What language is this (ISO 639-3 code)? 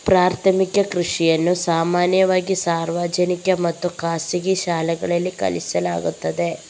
kan